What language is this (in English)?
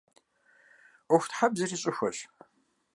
Kabardian